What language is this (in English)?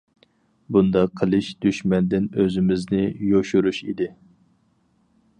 Uyghur